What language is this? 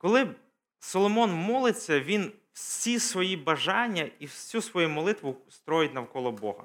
Ukrainian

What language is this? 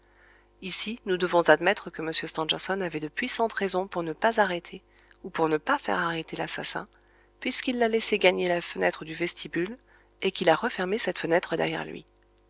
French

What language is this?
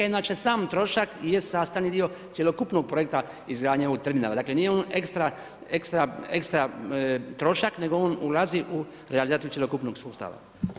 Croatian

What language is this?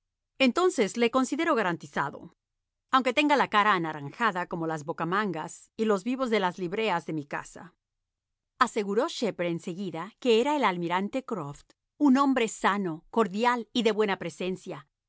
Spanish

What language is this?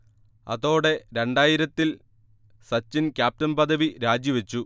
Malayalam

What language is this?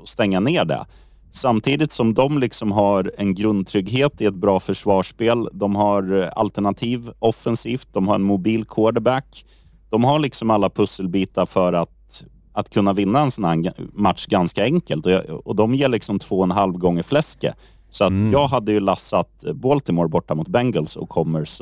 Swedish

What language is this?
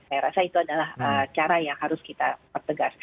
Indonesian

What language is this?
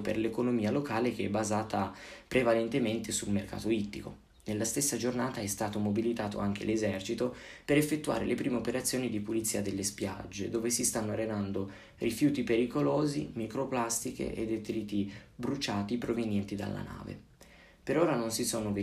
Italian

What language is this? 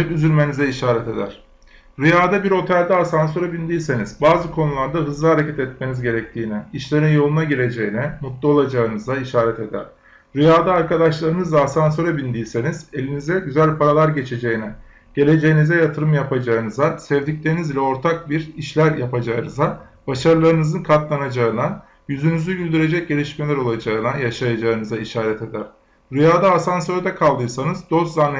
Turkish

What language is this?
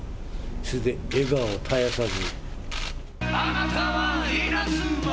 Japanese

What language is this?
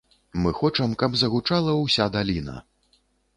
Belarusian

